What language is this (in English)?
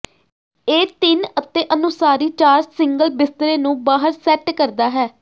Punjabi